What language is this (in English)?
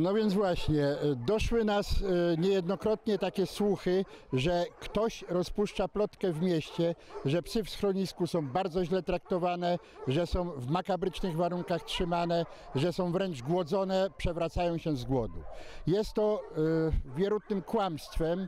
Polish